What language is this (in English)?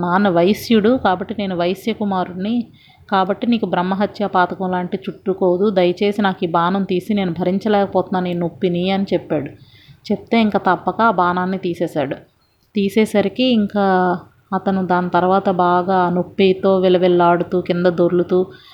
Telugu